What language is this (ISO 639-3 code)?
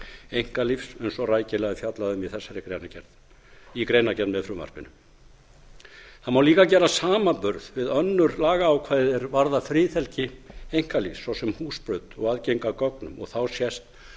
isl